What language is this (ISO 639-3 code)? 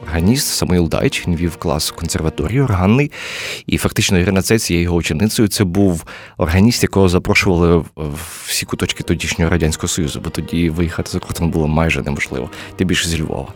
ukr